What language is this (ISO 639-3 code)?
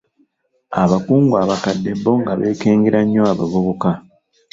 lug